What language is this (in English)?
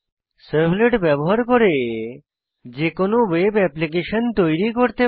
Bangla